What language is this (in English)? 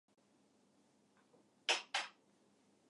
Japanese